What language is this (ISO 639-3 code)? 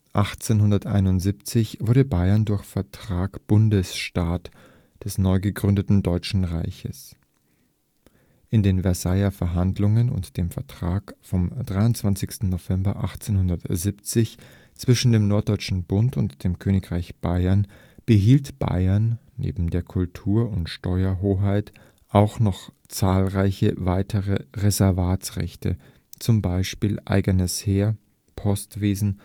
deu